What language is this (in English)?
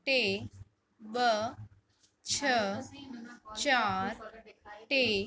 Sindhi